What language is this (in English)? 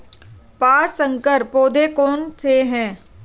Hindi